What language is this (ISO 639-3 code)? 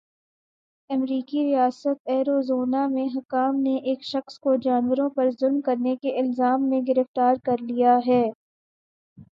urd